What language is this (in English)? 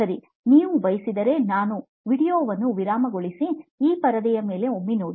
Kannada